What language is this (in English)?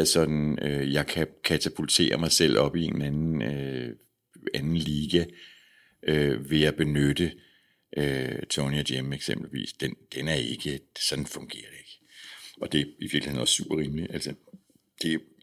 Danish